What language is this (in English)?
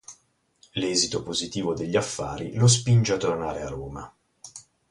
Italian